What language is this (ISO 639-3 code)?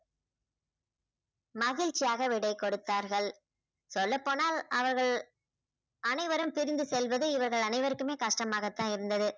tam